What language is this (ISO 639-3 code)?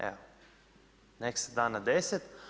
hrv